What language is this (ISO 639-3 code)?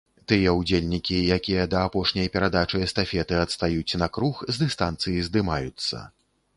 bel